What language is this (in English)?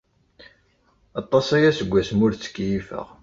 Kabyle